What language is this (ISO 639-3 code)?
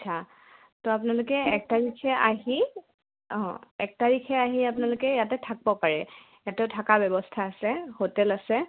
asm